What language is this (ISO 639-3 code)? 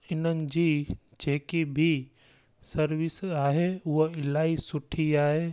snd